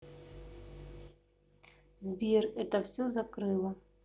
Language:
Russian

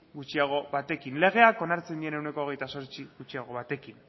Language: Basque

